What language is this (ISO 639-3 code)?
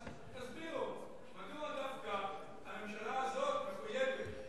heb